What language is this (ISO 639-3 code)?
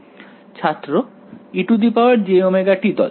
ben